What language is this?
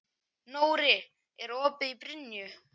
Icelandic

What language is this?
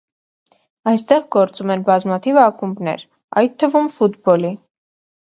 Armenian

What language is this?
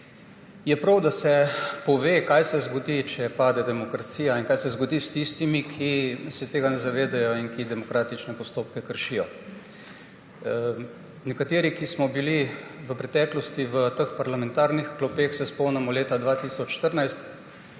Slovenian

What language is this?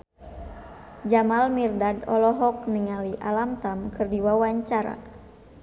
Sundanese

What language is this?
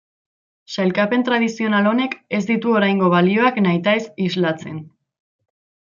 Basque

